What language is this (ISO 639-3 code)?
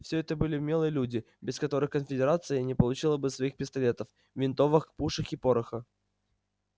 rus